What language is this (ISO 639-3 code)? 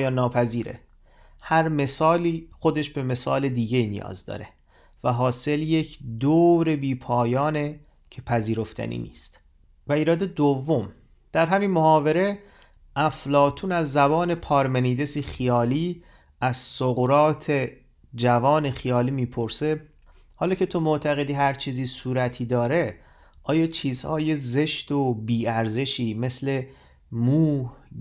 fas